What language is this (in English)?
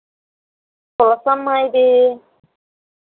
Telugu